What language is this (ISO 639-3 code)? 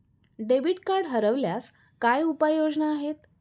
mar